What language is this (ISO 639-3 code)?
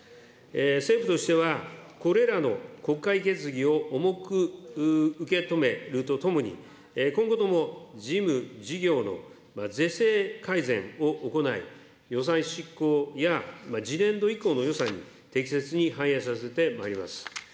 jpn